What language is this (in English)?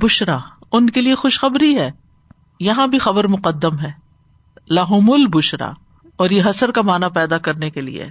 Urdu